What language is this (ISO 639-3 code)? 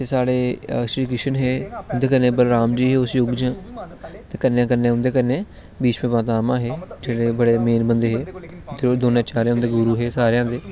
doi